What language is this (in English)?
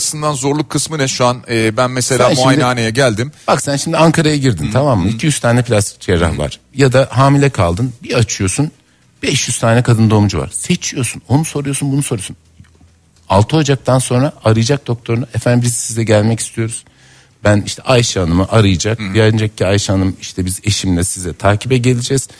Turkish